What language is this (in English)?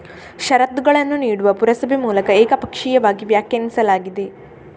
Kannada